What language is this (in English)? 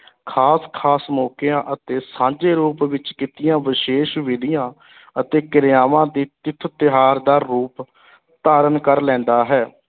Punjabi